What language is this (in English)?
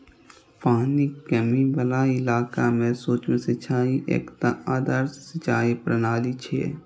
Maithili